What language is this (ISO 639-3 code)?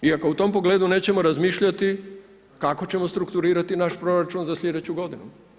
hrv